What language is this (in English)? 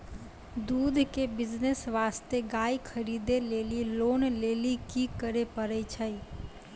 Maithili